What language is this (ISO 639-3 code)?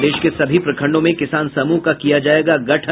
hin